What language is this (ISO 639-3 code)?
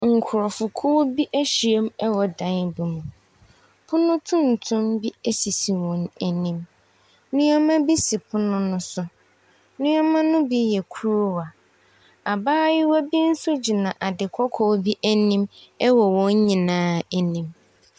aka